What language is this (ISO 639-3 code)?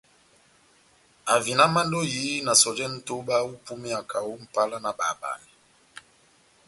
bnm